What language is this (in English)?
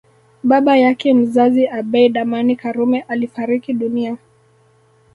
Swahili